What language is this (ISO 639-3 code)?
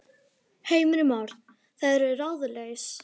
isl